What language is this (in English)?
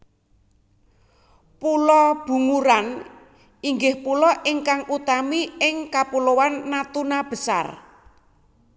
Javanese